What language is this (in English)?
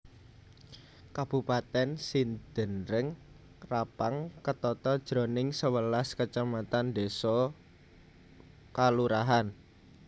Javanese